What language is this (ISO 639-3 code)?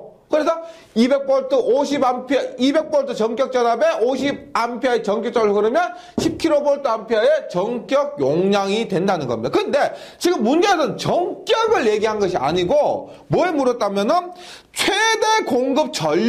kor